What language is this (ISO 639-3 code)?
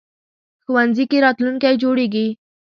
pus